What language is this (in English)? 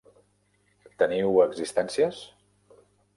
Catalan